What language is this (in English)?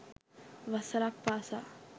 Sinhala